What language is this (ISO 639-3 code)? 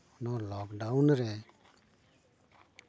sat